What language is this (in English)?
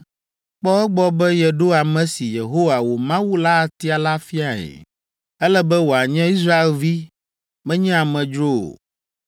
Ewe